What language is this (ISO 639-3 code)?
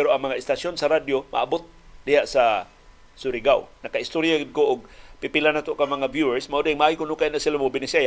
fil